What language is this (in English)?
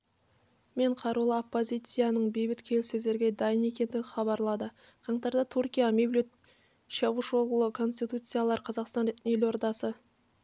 Kazakh